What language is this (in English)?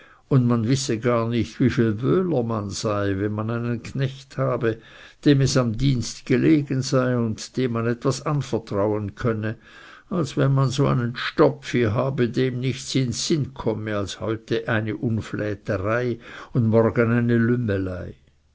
German